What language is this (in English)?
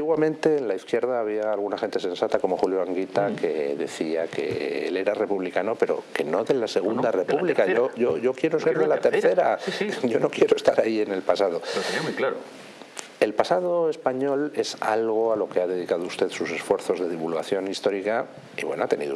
Spanish